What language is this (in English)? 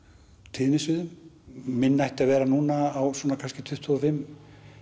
Icelandic